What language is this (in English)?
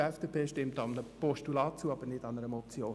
Swiss German